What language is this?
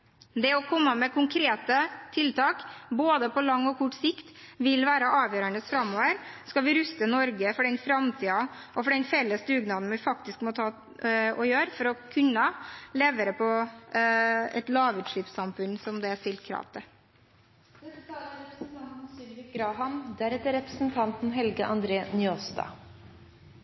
Norwegian Bokmål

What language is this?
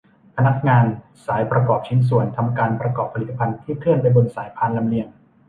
Thai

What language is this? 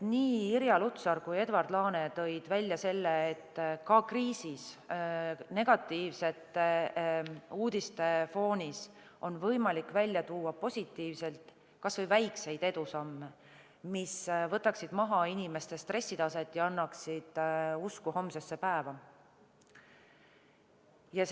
Estonian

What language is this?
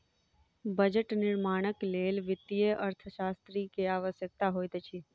Maithili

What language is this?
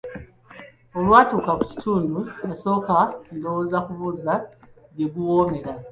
Ganda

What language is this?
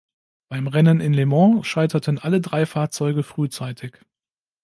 German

